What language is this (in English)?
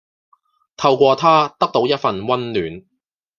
Cantonese